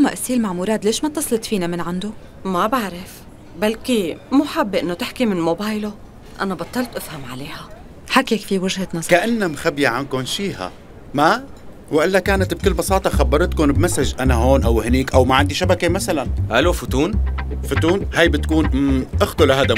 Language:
Arabic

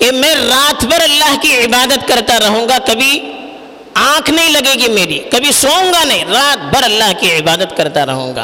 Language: Urdu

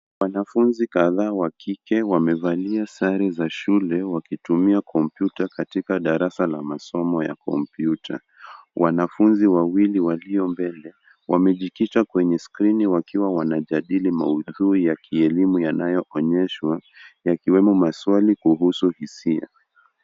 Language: Swahili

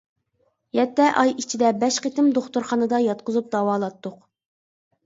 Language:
Uyghur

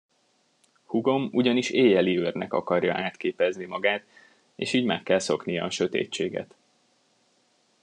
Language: Hungarian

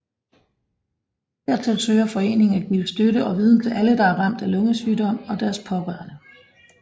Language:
Danish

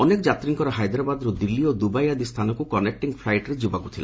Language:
Odia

